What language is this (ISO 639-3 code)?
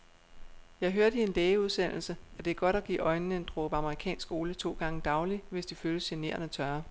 dan